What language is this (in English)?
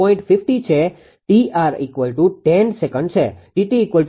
Gujarati